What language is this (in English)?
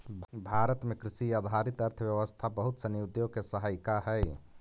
Magahi